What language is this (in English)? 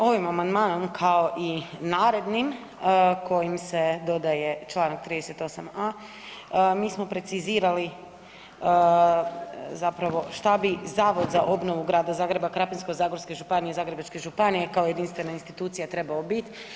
Croatian